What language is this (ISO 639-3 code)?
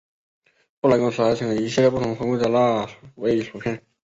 zho